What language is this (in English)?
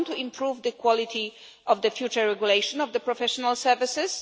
English